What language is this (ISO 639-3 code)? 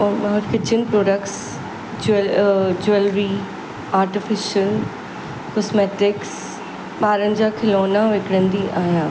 snd